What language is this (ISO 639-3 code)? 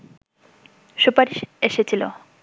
ben